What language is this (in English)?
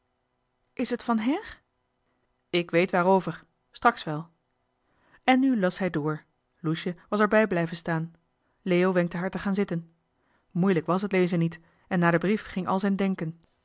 Dutch